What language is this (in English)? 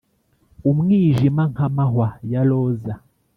Kinyarwanda